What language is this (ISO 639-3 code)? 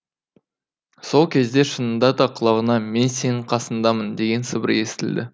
kaz